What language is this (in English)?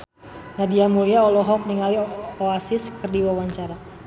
Sundanese